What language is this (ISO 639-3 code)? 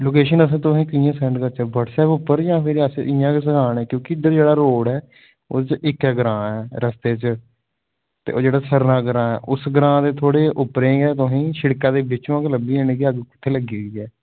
doi